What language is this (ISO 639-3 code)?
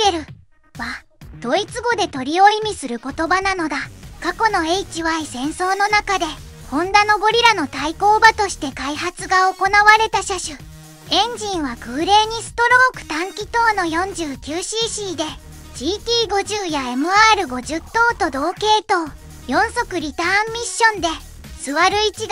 jpn